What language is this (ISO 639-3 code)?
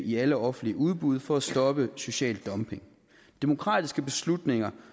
dan